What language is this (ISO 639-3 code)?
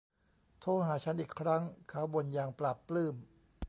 tha